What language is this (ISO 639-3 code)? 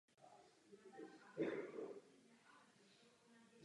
ces